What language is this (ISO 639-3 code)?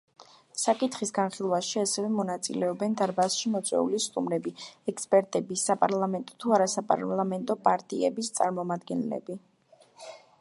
kat